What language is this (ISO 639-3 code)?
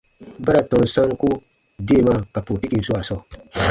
bba